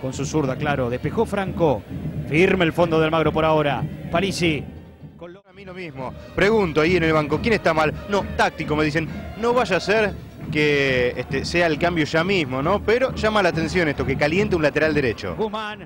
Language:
Spanish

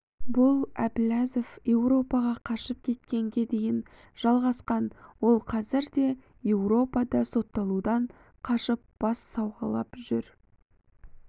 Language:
Kazakh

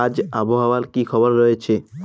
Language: Bangla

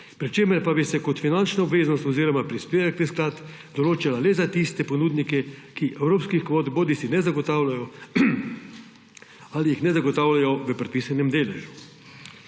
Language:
Slovenian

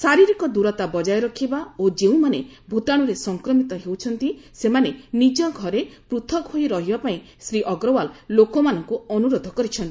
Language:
Odia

